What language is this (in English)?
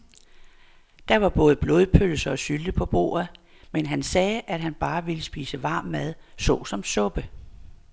Danish